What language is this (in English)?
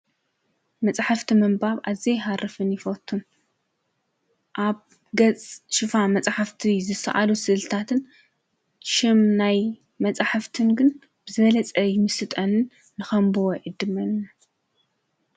Tigrinya